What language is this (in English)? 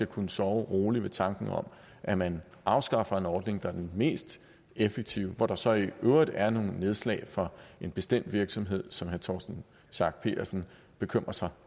Danish